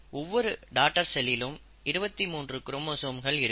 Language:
Tamil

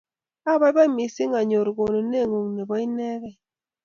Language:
Kalenjin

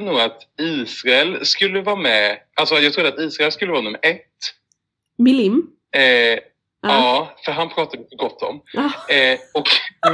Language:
Swedish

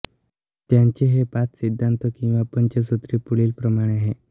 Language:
Marathi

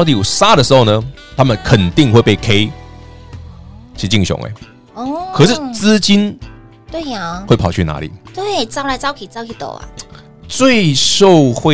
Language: Chinese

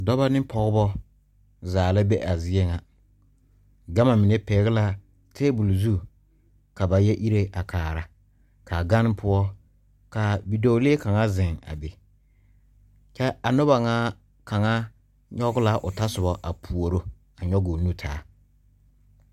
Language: Southern Dagaare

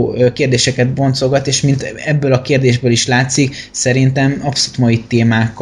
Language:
Hungarian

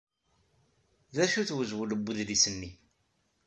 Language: Kabyle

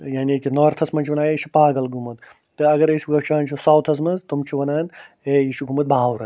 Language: Kashmiri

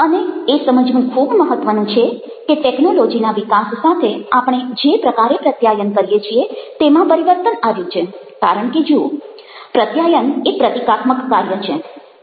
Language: Gujarati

